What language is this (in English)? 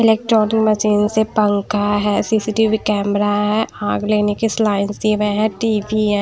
Hindi